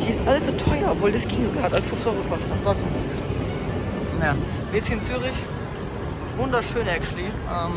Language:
German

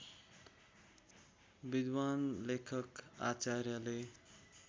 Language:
Nepali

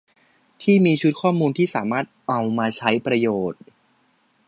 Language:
Thai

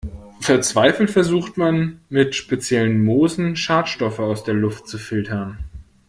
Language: German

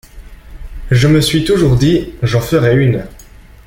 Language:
French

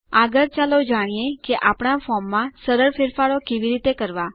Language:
Gujarati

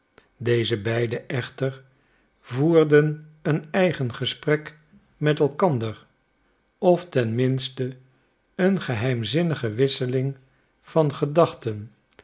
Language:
Dutch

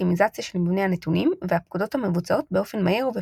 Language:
Hebrew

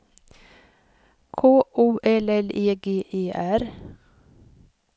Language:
Swedish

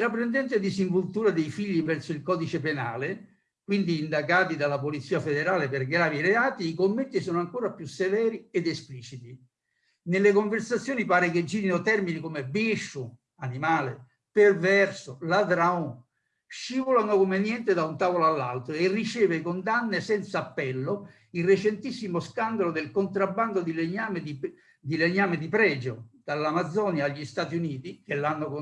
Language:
Italian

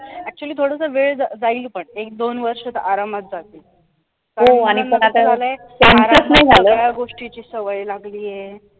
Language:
Marathi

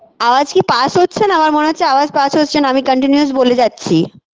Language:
Bangla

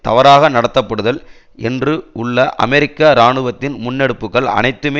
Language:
Tamil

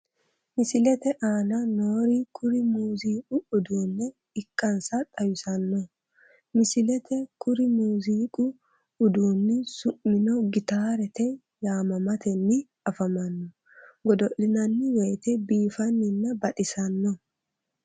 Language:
Sidamo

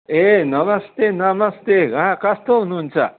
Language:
Nepali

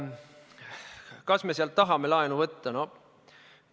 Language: Estonian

